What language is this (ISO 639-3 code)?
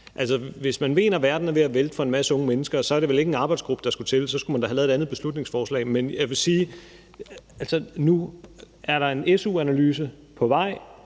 dan